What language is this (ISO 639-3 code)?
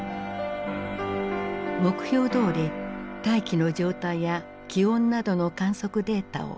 jpn